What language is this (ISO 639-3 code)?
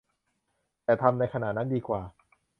tha